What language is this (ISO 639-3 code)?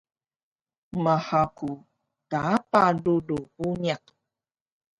trv